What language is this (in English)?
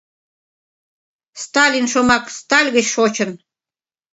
Mari